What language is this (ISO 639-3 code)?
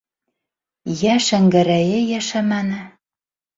bak